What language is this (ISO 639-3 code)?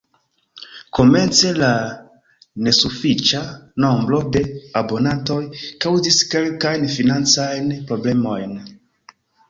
epo